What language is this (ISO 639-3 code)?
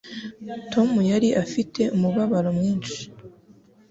kin